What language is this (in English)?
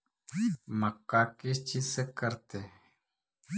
Magahi